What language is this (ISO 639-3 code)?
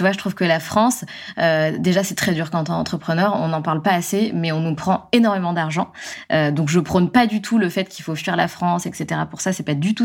fra